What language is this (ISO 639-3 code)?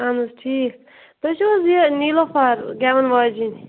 kas